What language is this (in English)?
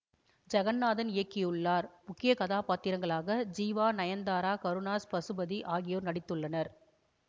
Tamil